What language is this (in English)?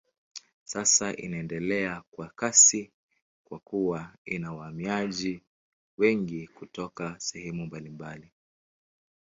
Swahili